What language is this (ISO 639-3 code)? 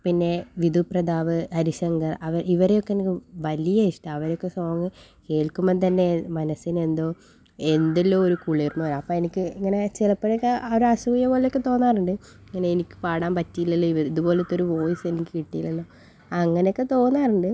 mal